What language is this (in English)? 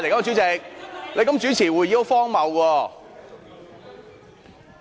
Cantonese